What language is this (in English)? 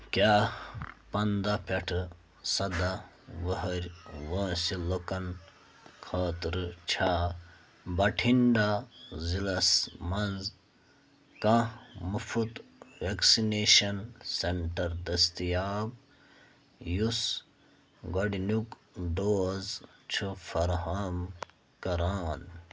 Kashmiri